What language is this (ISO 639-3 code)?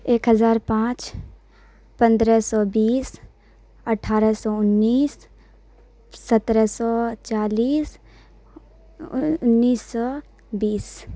urd